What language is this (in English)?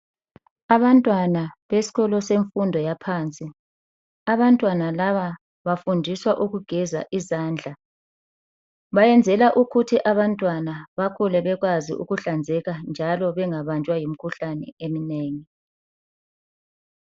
North Ndebele